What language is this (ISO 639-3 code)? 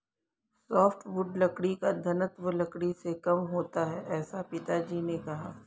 hin